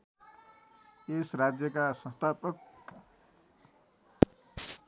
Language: Nepali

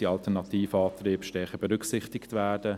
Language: Swiss German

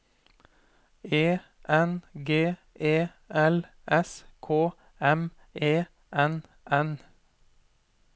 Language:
Norwegian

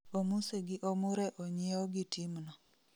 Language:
Luo (Kenya and Tanzania)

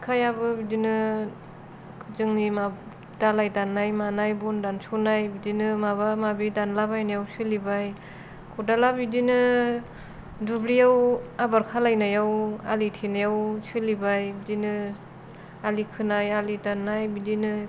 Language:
Bodo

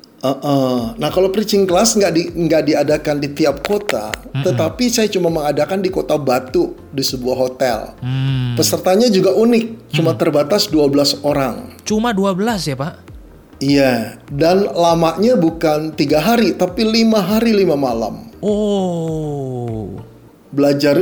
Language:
Indonesian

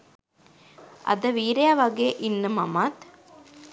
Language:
Sinhala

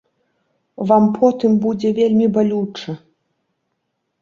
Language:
Belarusian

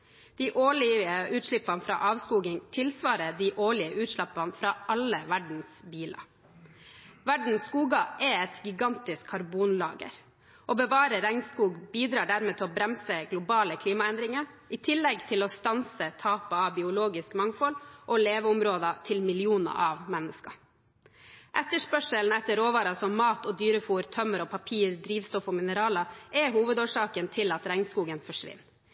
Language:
Norwegian Bokmål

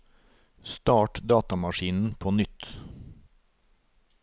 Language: Norwegian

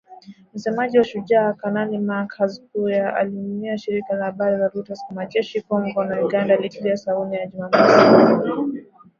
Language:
Swahili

